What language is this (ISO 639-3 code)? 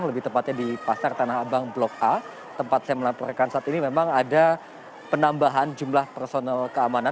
ind